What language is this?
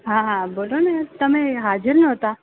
Gujarati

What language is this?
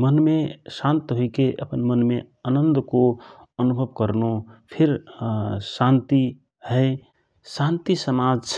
Rana Tharu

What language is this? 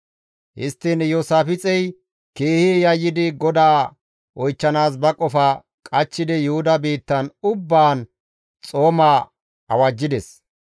Gamo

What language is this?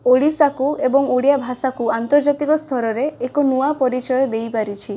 Odia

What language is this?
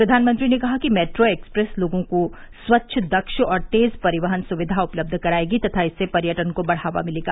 Hindi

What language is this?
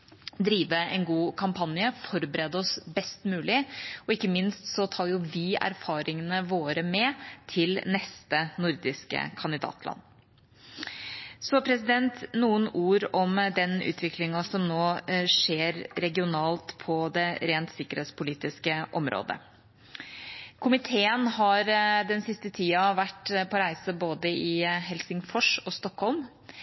Norwegian Bokmål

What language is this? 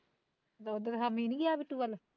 Punjabi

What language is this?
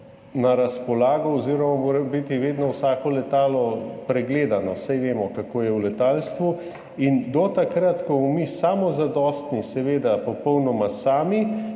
Slovenian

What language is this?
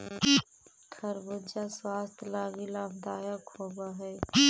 Magahi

